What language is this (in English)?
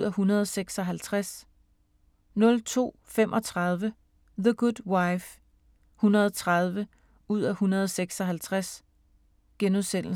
Danish